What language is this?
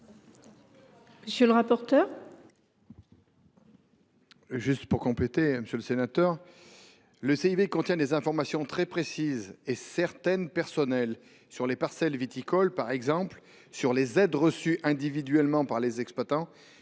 French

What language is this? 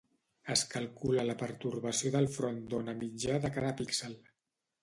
Catalan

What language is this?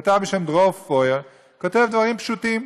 Hebrew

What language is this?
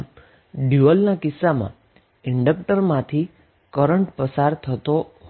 Gujarati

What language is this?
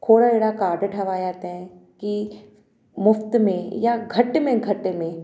Sindhi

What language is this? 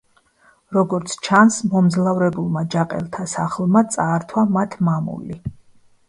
Georgian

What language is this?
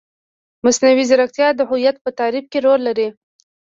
Pashto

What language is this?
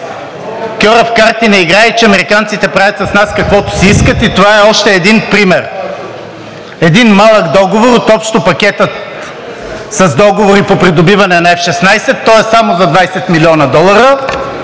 Bulgarian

